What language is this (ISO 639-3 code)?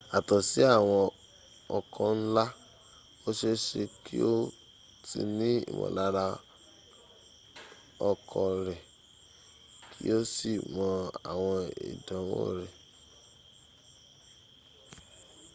yor